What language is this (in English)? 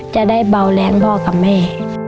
Thai